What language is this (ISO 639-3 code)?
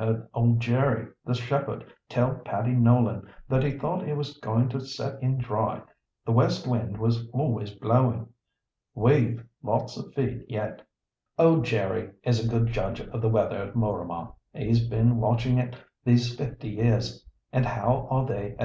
eng